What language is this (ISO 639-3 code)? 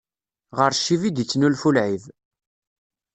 kab